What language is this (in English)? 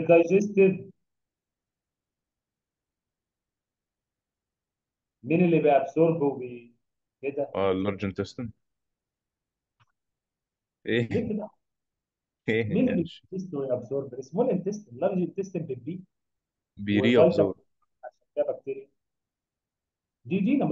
Arabic